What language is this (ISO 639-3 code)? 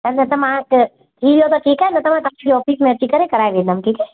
snd